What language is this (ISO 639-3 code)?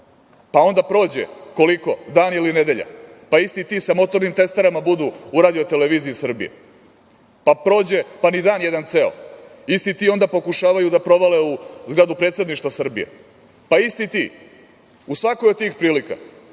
srp